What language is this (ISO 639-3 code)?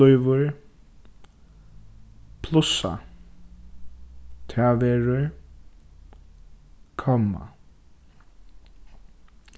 fao